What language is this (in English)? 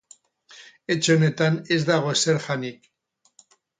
Basque